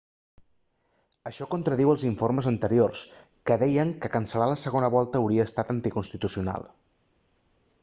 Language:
Catalan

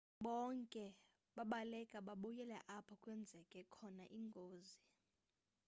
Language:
Xhosa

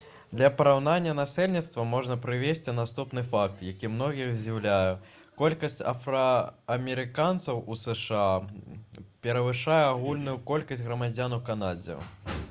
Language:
Belarusian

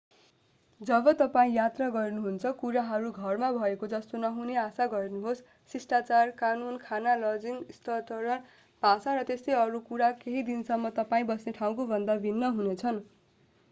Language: Nepali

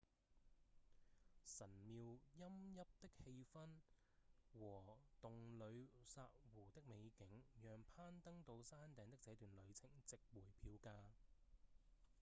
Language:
Cantonese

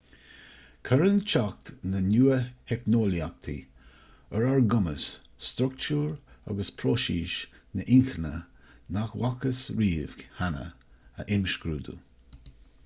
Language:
Irish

